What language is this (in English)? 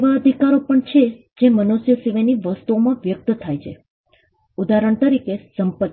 Gujarati